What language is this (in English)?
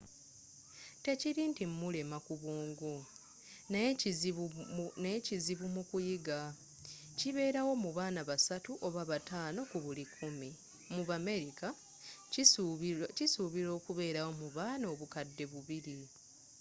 Ganda